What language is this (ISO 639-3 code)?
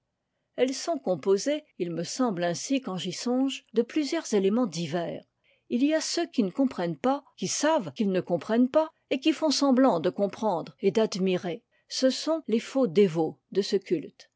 fra